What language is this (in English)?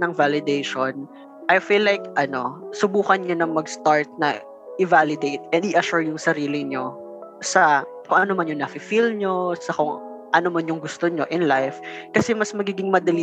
Filipino